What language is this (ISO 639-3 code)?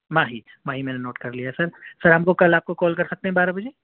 urd